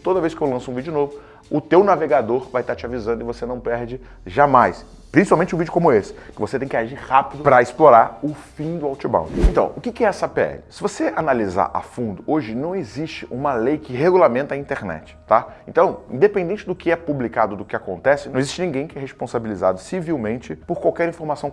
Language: Portuguese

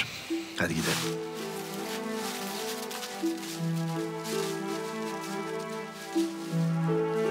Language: Turkish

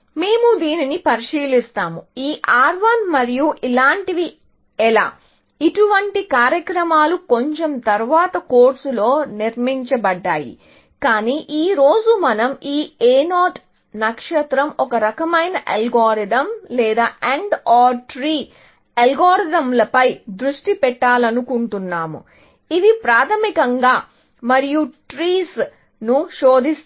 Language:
Telugu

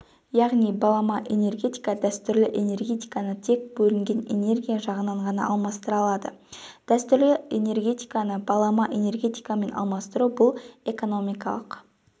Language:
Kazakh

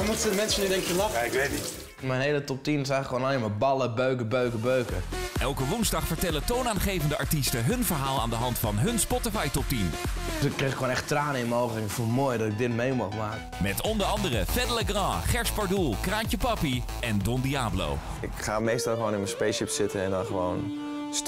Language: Dutch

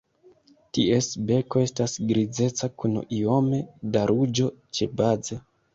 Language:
Esperanto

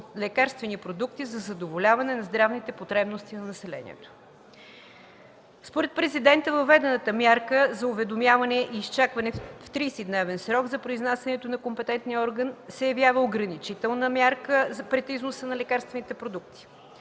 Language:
Bulgarian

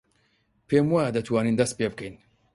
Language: Central Kurdish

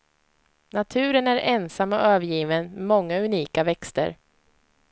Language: Swedish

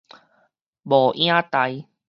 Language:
Min Nan Chinese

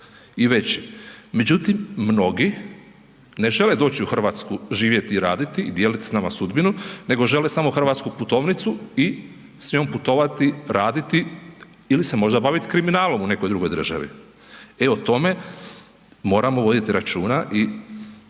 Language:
Croatian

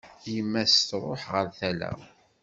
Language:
Kabyle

